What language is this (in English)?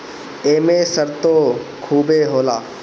Bhojpuri